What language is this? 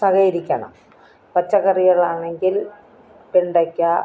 Malayalam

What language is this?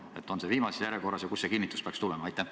Estonian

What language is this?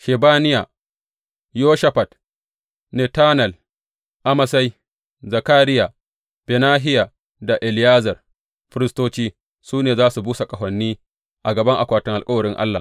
Hausa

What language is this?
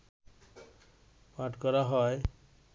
Bangla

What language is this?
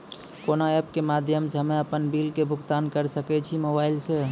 Maithili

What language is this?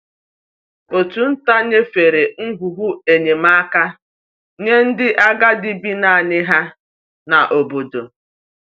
Igbo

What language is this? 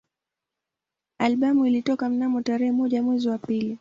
Swahili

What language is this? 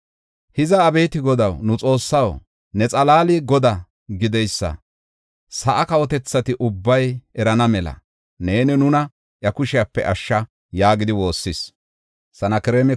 Gofa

